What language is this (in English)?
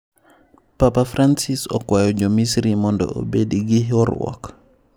Luo (Kenya and Tanzania)